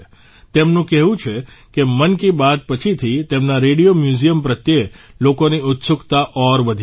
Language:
Gujarati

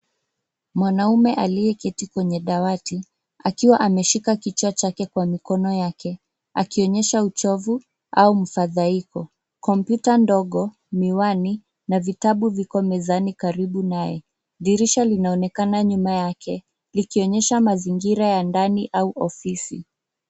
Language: Swahili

